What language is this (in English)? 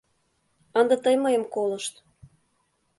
Mari